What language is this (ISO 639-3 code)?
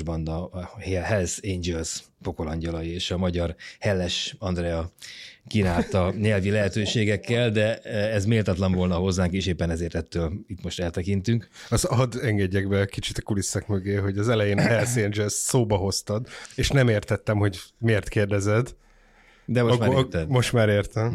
hun